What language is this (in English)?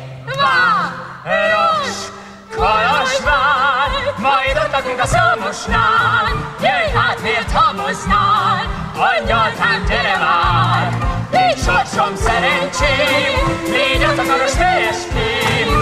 Hungarian